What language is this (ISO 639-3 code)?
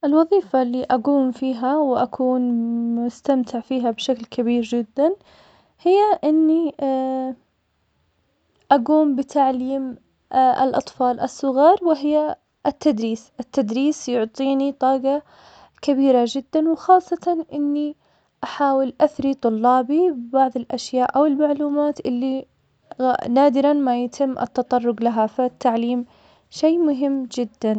acx